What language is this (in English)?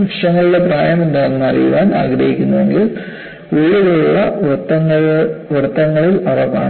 Malayalam